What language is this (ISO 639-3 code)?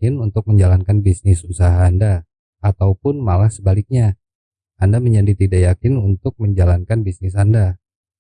ind